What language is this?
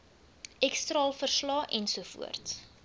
Afrikaans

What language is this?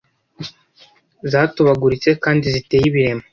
Kinyarwanda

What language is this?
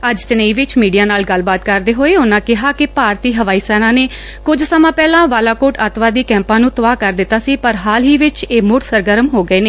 Punjabi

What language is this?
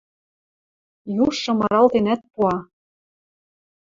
Western Mari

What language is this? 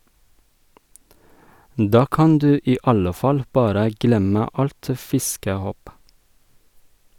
Norwegian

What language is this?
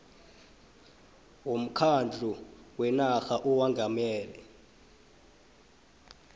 South Ndebele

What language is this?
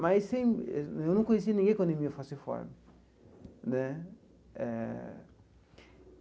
Portuguese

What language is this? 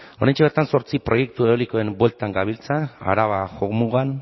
Basque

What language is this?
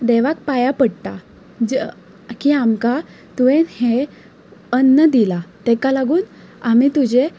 Konkani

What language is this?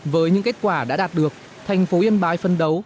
Vietnamese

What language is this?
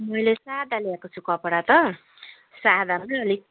Nepali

